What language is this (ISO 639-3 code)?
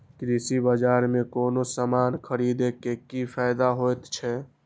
mai